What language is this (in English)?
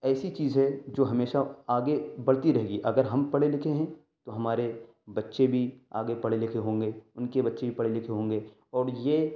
Urdu